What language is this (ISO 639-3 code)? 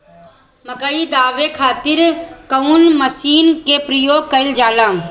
bho